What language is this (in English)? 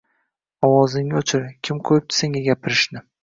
Uzbek